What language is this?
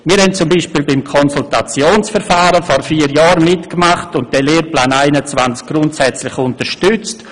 Swiss German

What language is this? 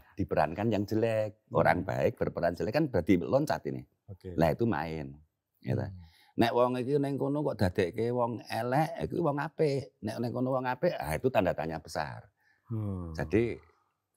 Indonesian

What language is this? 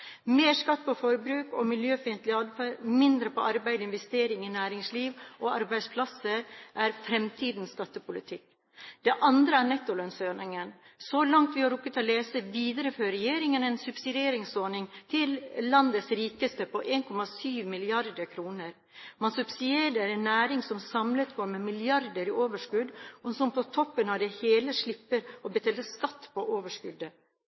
Norwegian Bokmål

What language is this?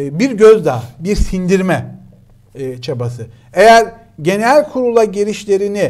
Turkish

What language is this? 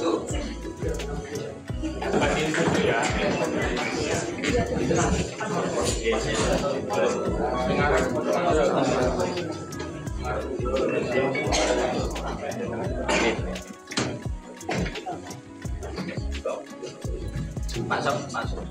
Indonesian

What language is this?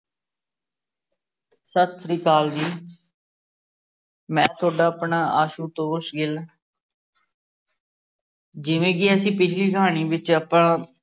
Punjabi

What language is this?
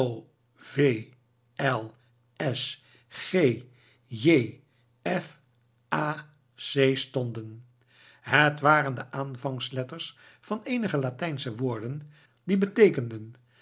Dutch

